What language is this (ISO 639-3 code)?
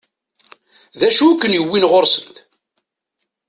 kab